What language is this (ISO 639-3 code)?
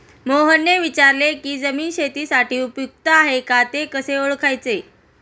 mar